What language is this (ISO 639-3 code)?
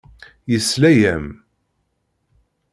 kab